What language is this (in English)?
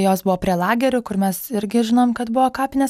Lithuanian